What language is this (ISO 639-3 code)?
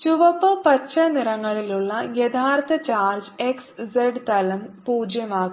mal